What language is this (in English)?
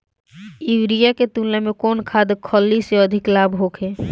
Bhojpuri